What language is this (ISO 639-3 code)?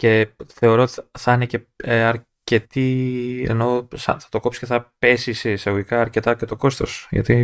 ell